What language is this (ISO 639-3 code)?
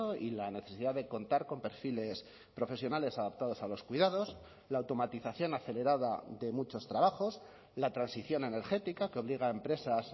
spa